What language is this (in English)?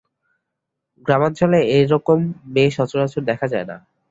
Bangla